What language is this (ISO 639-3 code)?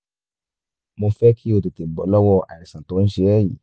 yor